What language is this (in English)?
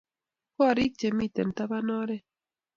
Kalenjin